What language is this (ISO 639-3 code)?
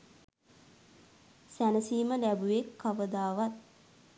sin